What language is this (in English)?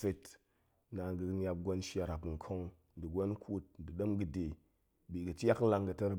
Goemai